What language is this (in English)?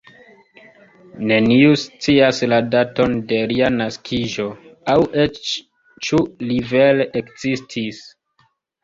Esperanto